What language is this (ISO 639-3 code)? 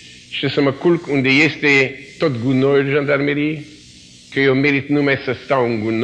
ron